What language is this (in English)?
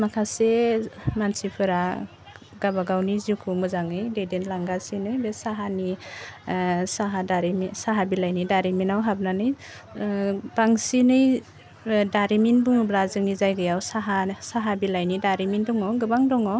Bodo